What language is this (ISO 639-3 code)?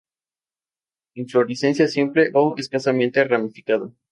spa